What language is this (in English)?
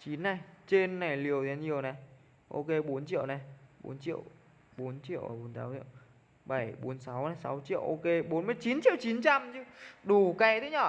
Vietnamese